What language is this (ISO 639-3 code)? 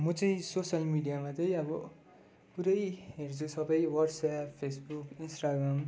nep